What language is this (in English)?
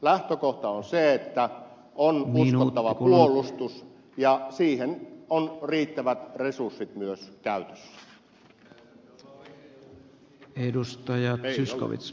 Finnish